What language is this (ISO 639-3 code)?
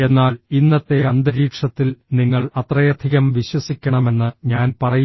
mal